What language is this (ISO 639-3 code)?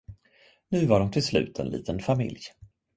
swe